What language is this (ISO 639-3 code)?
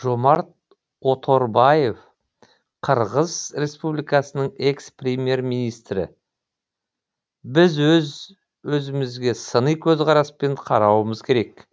kaz